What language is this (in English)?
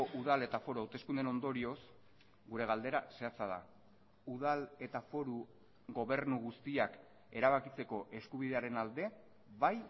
Basque